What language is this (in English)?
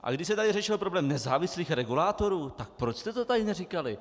Czech